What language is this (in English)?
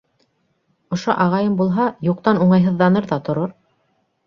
Bashkir